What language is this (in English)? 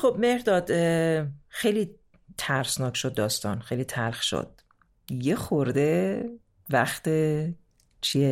Persian